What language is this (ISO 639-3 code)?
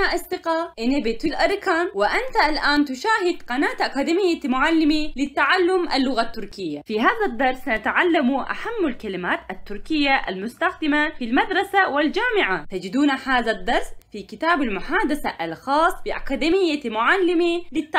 tur